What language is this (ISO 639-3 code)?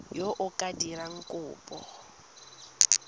tsn